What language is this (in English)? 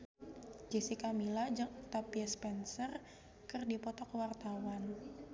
Sundanese